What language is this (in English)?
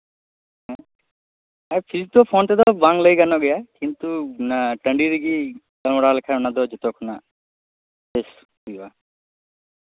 Santali